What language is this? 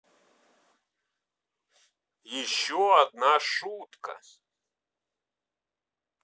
Russian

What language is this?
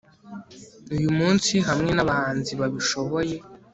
Kinyarwanda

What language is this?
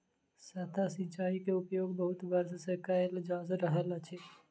Maithili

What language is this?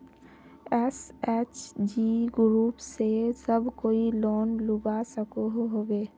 Magahi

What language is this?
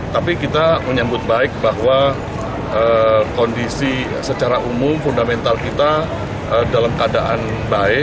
Indonesian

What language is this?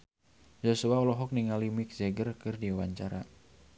Sundanese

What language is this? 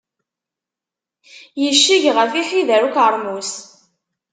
Kabyle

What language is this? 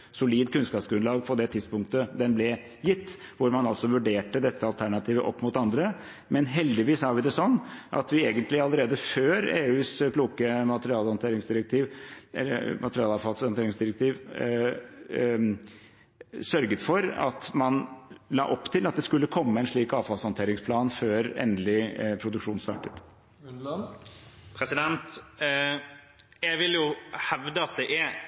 Norwegian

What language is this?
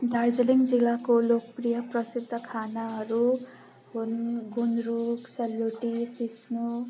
Nepali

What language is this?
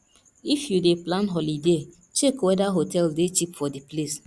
Nigerian Pidgin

